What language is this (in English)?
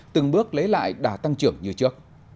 Vietnamese